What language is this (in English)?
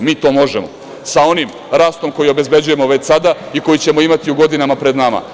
Serbian